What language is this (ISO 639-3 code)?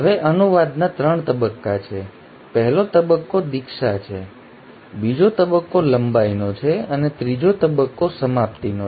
guj